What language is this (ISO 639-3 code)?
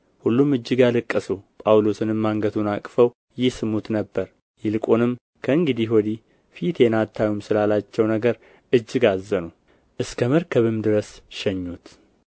amh